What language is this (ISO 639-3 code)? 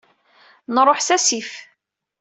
kab